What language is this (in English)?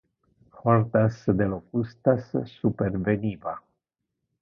Interlingua